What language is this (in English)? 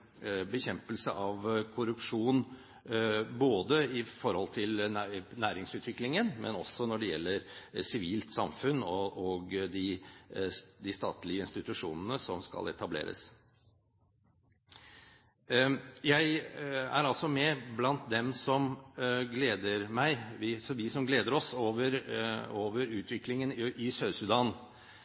Norwegian Bokmål